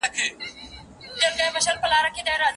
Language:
Pashto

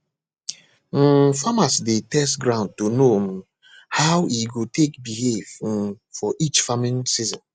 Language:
Nigerian Pidgin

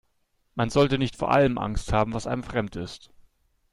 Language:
German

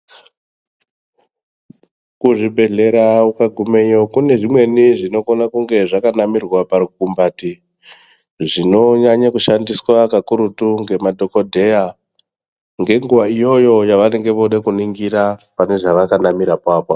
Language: Ndau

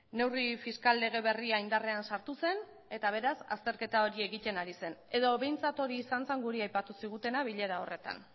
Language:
Basque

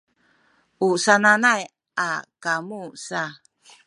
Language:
Sakizaya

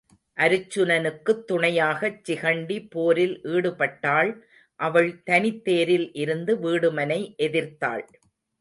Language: Tamil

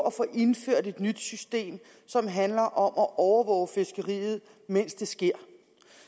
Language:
Danish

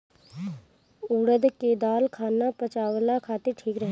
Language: Bhojpuri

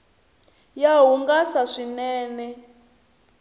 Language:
Tsonga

